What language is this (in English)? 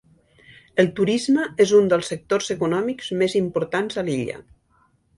Catalan